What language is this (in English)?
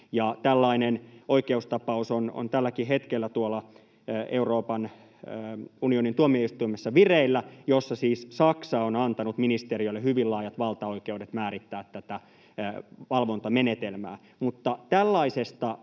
Finnish